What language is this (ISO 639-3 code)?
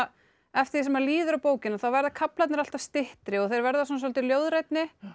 isl